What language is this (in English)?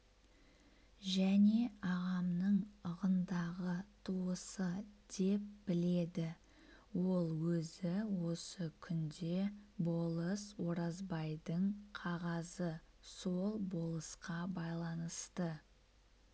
Kazakh